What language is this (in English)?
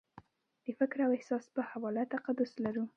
Pashto